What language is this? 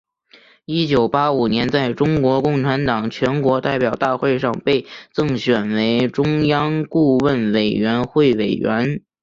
Chinese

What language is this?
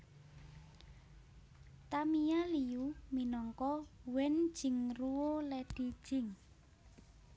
Javanese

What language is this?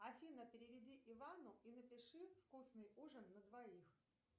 Russian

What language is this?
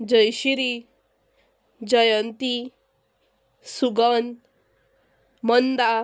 Konkani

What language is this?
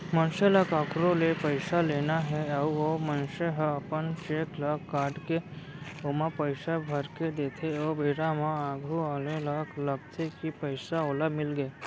Chhattisgarhi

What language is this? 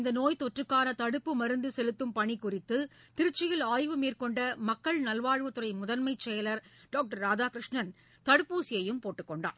Tamil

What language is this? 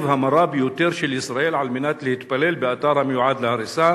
Hebrew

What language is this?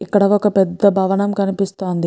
Telugu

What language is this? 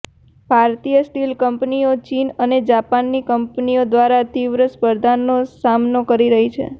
Gujarati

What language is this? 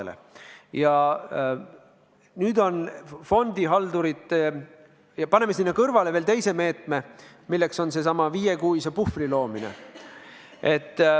Estonian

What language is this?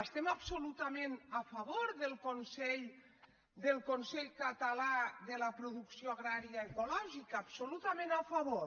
Catalan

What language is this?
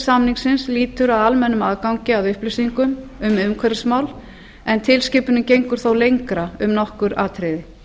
Icelandic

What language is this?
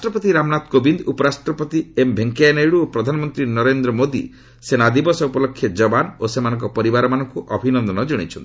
Odia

